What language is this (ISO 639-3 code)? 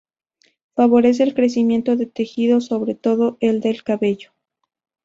spa